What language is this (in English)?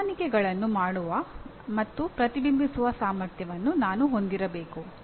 Kannada